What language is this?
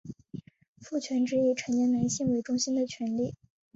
Chinese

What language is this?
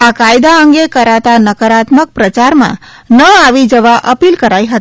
Gujarati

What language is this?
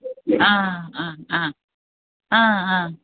Malayalam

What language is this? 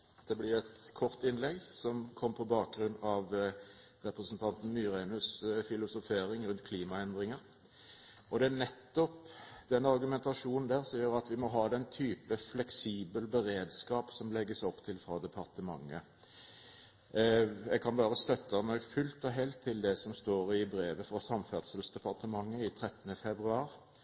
Norwegian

